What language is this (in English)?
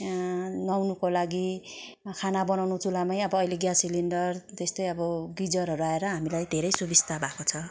Nepali